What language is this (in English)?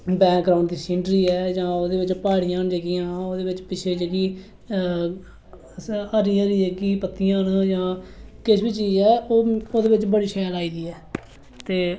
Dogri